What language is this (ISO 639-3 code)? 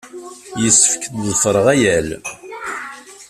kab